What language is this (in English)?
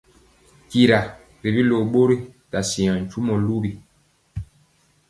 Mpiemo